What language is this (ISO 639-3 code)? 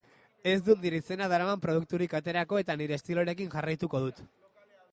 eus